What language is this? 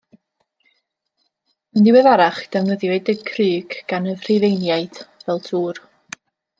Welsh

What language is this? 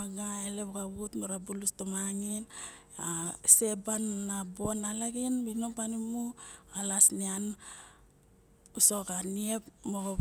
Barok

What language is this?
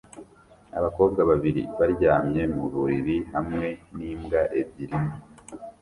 Kinyarwanda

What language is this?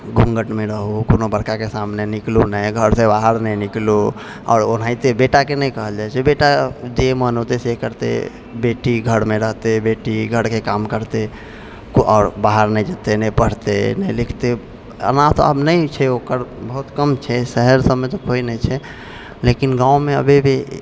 Maithili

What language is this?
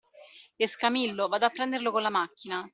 Italian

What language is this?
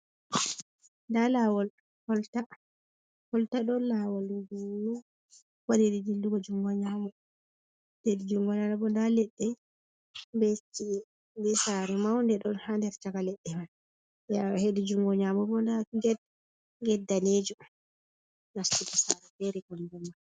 Fula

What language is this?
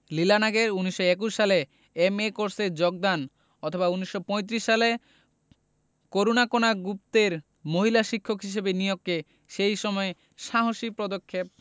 Bangla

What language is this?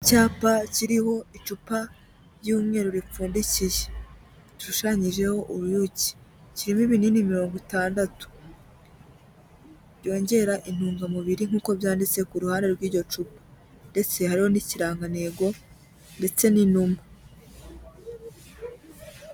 Kinyarwanda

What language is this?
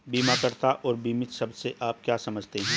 Hindi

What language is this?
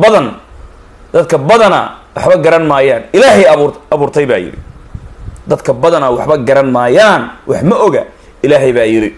Arabic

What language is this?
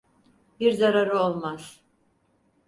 Turkish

